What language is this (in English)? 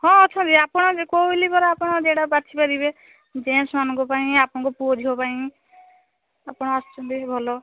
Odia